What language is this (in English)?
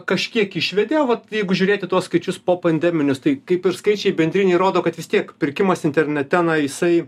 Lithuanian